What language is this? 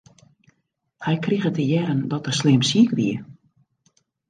Western Frisian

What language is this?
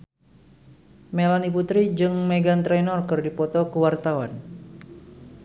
Sundanese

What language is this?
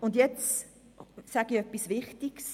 Swiss German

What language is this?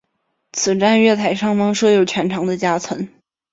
Chinese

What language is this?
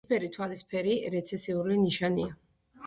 Georgian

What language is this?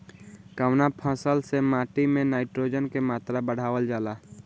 Bhojpuri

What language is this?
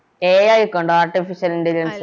Malayalam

